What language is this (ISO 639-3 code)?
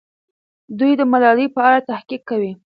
pus